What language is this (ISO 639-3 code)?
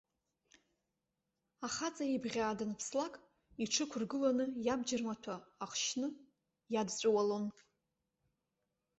abk